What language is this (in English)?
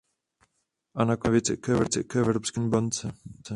Czech